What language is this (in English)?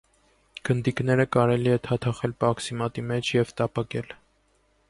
Armenian